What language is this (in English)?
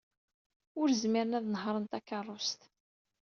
Kabyle